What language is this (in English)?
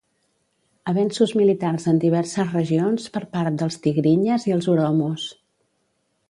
Catalan